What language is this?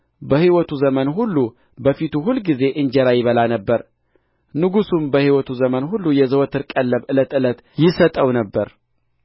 Amharic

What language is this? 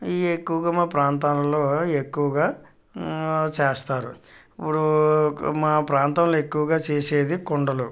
Telugu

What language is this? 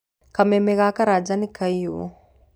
Kikuyu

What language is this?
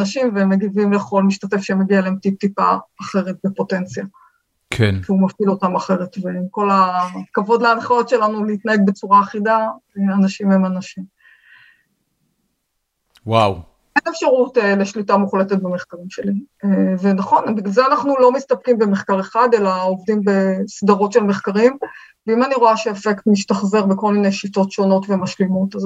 Hebrew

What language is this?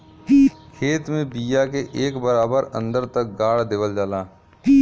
Bhojpuri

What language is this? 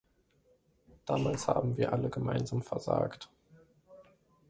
German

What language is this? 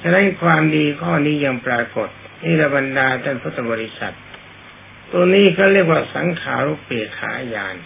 Thai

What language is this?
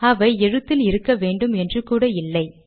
Tamil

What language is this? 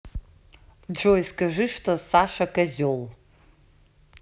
Russian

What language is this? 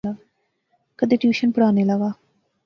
Pahari-Potwari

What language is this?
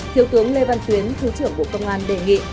Vietnamese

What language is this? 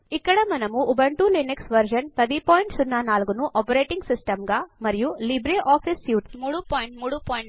Telugu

